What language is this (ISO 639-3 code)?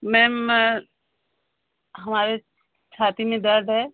hin